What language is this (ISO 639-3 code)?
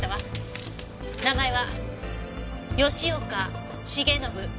jpn